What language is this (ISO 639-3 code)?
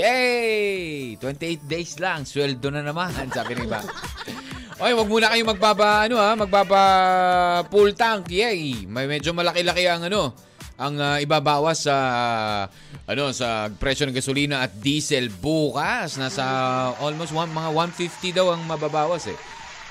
fil